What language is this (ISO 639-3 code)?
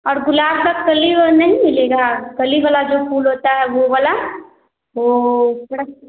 hin